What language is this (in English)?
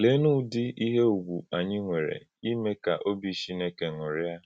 Igbo